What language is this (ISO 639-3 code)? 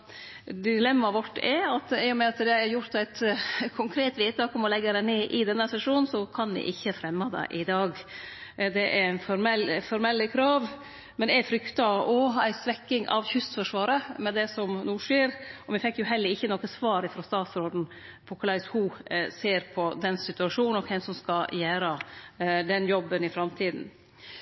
nno